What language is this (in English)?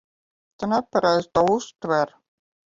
Latvian